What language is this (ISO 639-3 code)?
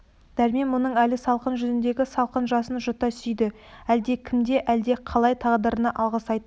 kaz